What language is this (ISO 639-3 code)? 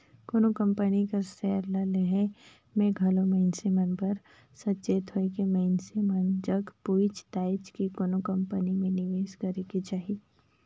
hne